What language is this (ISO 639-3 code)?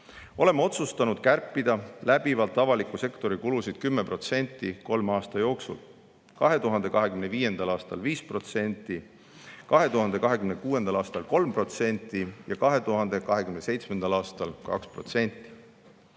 est